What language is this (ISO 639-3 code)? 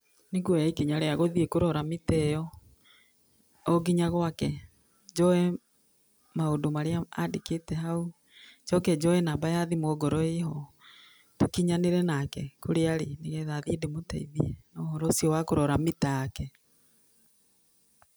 kik